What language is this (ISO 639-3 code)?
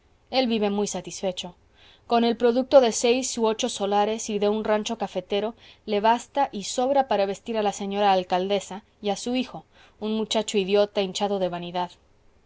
spa